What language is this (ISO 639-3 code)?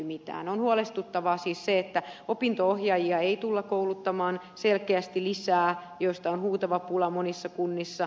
fin